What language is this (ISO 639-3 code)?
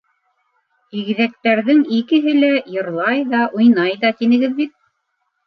bak